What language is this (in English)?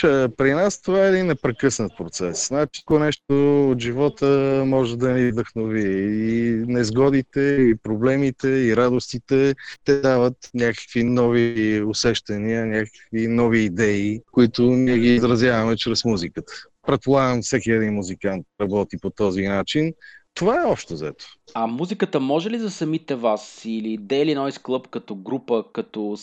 Bulgarian